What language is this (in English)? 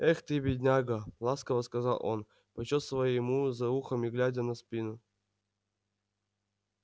Russian